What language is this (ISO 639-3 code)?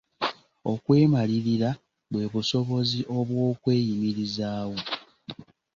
lug